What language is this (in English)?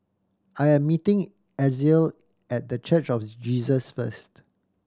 English